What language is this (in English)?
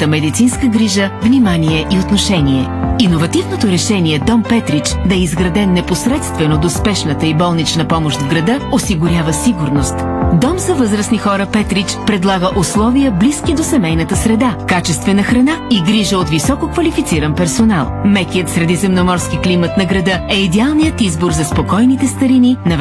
Bulgarian